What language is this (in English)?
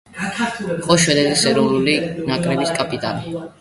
Georgian